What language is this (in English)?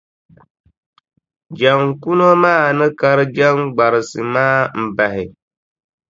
Dagbani